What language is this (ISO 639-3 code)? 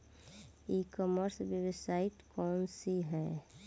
bho